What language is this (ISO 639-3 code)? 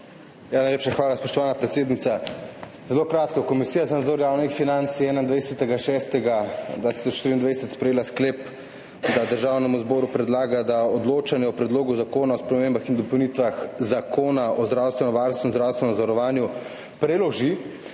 slv